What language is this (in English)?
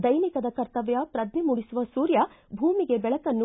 Kannada